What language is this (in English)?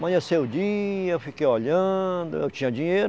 Portuguese